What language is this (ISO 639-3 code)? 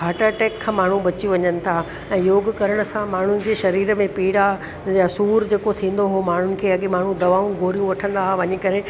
snd